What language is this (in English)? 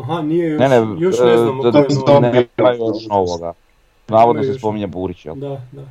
Croatian